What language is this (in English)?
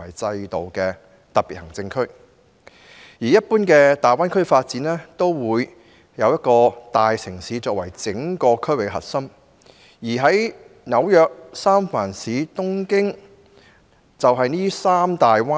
Cantonese